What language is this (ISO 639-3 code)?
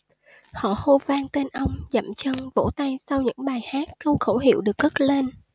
vie